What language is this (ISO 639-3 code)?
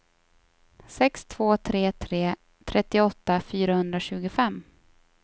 swe